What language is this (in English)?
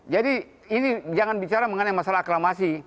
Indonesian